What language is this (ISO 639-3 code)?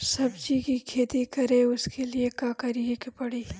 bho